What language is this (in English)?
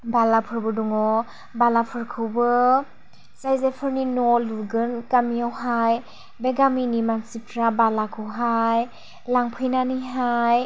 Bodo